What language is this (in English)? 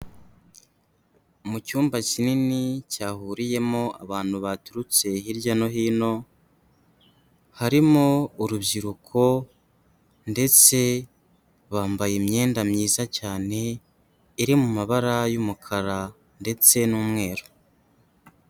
Kinyarwanda